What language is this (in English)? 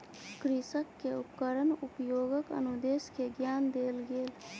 Maithili